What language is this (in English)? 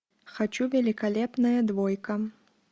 Russian